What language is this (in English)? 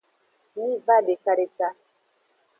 Aja (Benin)